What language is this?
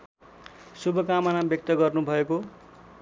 Nepali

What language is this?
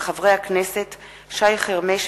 Hebrew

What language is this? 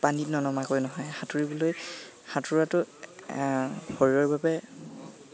Assamese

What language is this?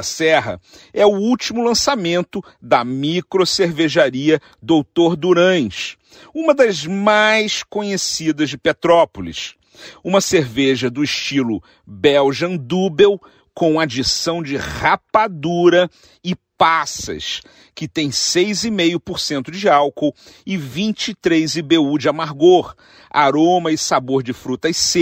Portuguese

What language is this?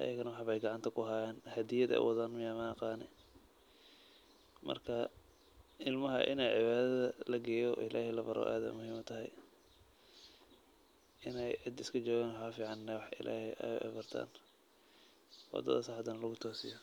Somali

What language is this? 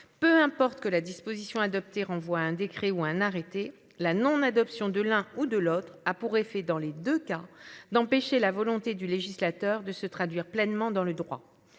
French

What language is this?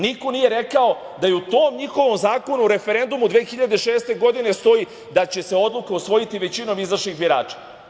Serbian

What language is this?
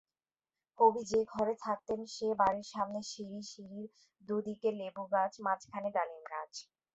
Bangla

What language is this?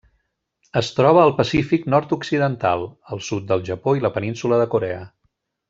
Catalan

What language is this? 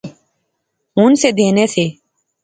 Pahari-Potwari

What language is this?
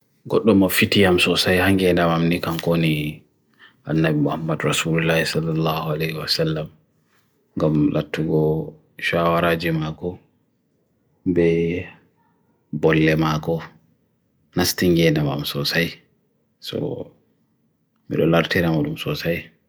Bagirmi Fulfulde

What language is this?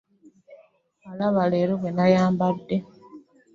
Ganda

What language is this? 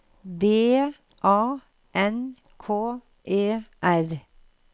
Norwegian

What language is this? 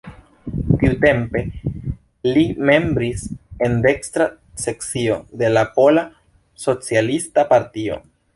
Esperanto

